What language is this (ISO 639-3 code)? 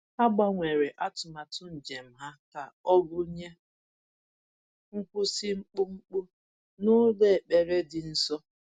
ibo